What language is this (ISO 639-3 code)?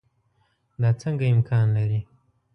pus